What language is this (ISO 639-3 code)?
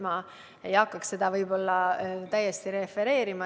est